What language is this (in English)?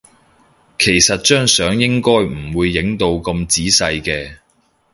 Cantonese